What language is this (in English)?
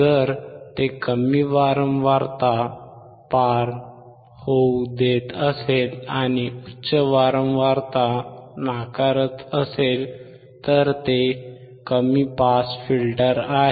Marathi